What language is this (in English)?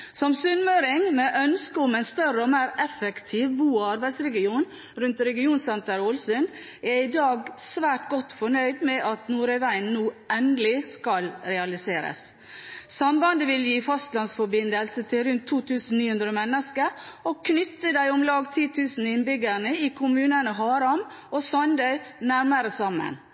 Norwegian Bokmål